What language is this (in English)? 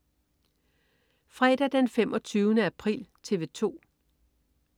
Danish